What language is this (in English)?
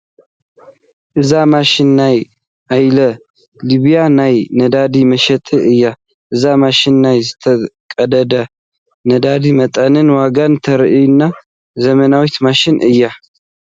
Tigrinya